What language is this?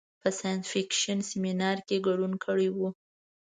Pashto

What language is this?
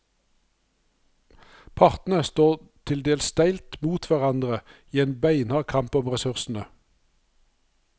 Norwegian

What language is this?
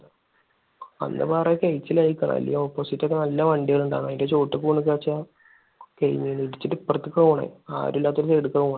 Malayalam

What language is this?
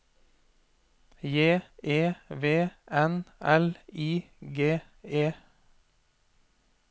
Norwegian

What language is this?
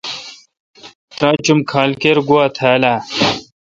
Kalkoti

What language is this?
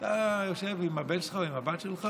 Hebrew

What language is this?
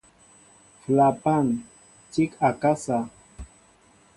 Mbo (Cameroon)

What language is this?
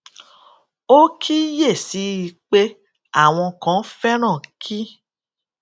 Yoruba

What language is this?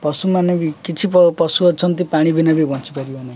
Odia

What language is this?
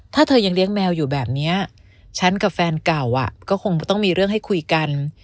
Thai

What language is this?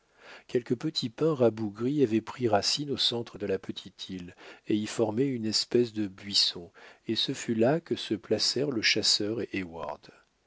French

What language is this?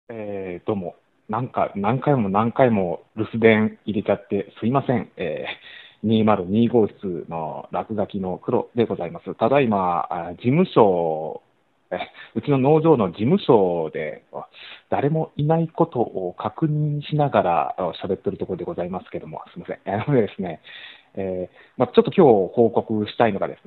Japanese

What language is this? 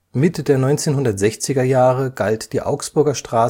German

